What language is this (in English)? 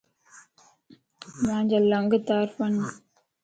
Lasi